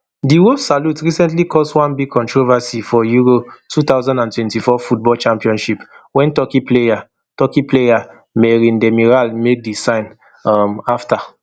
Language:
Nigerian Pidgin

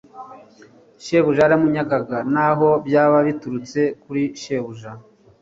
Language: Kinyarwanda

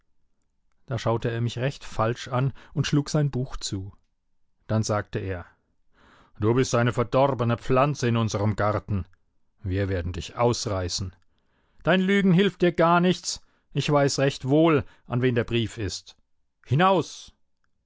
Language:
German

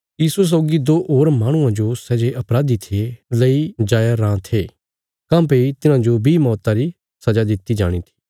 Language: Bilaspuri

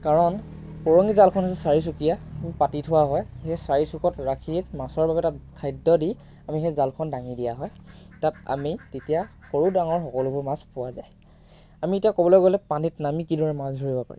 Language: Assamese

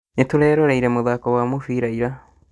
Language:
Kikuyu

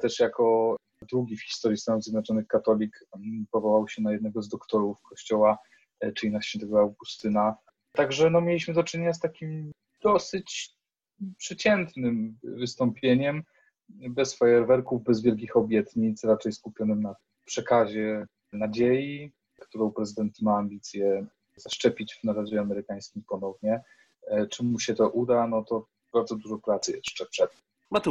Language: Polish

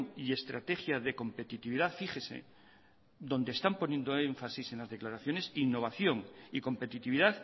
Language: Spanish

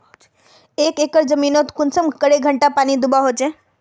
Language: Magahi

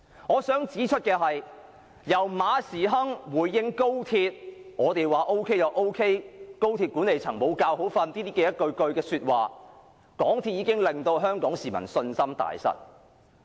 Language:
Cantonese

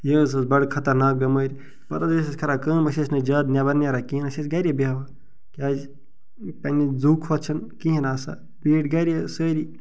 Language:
Kashmiri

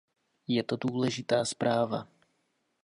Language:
Czech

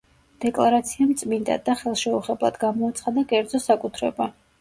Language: Georgian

